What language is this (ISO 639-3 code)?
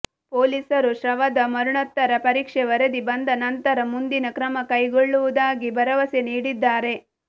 kan